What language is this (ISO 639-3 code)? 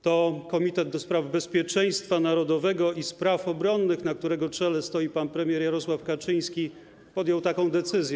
pol